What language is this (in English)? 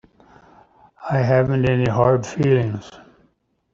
English